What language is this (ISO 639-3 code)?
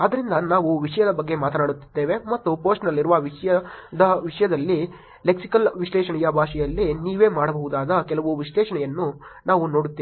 kan